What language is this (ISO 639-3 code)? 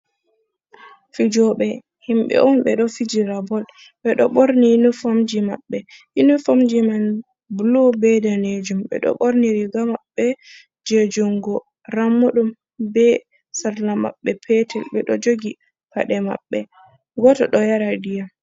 ful